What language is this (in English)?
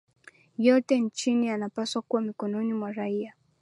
Swahili